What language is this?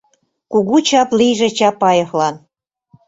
Mari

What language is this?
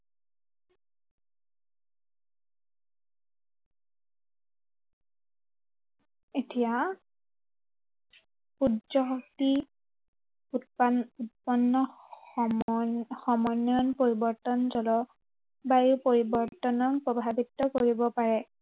Assamese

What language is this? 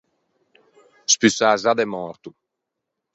Ligurian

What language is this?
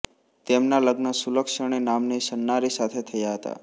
Gujarati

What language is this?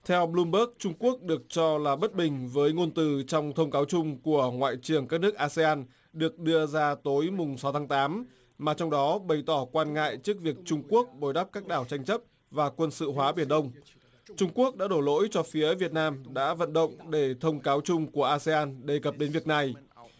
Vietnamese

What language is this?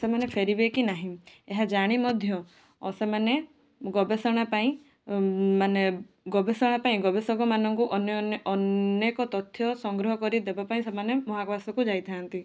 Odia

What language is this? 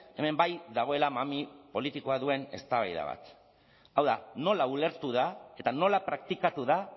Basque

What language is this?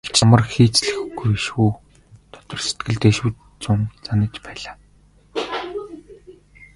Mongolian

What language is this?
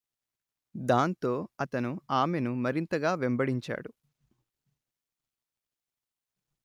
Telugu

